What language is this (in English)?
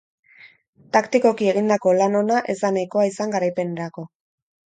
Basque